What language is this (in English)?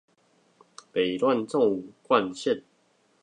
Chinese